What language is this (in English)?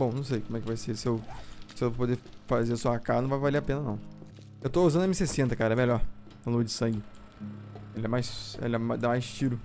Portuguese